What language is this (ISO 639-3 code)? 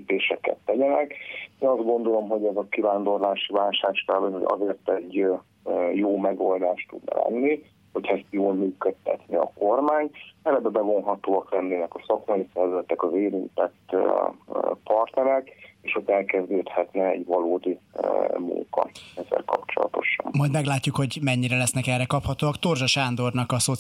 hun